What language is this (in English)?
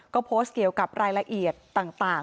Thai